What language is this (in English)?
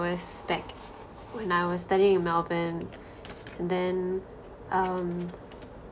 English